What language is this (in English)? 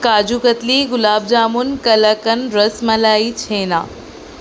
Urdu